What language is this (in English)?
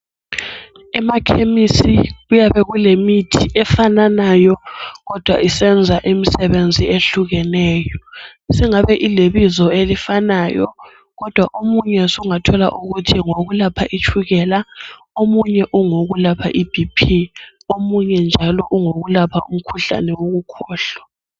North Ndebele